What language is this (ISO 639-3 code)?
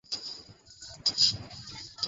ben